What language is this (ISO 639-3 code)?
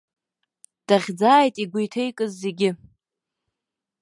abk